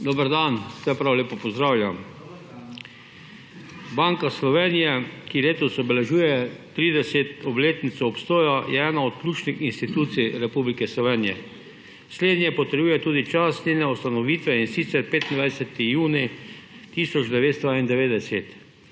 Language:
Slovenian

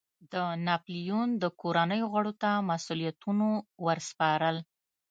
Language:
Pashto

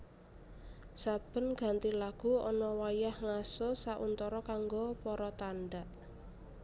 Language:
Javanese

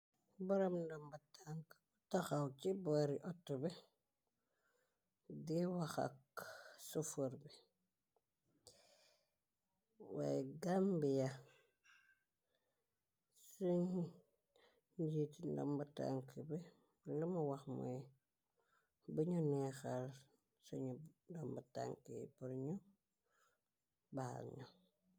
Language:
Wolof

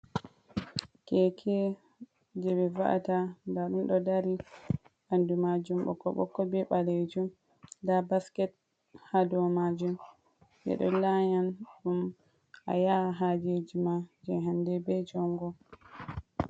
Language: Fula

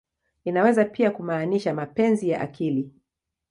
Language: Swahili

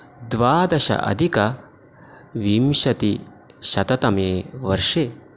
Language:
Sanskrit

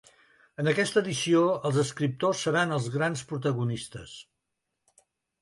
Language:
Catalan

